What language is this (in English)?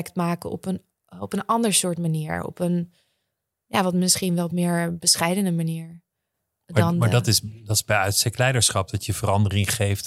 Dutch